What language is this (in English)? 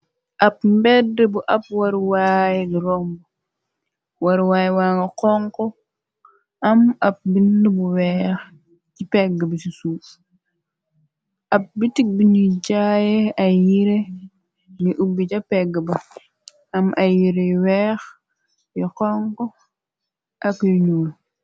Wolof